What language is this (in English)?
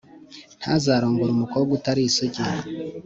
Kinyarwanda